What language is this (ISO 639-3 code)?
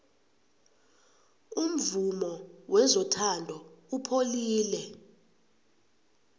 nbl